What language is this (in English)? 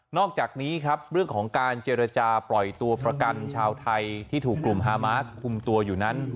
Thai